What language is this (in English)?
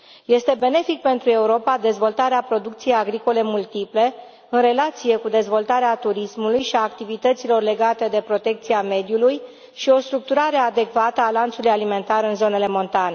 Romanian